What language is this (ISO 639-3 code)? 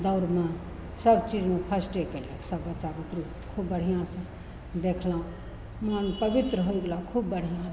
mai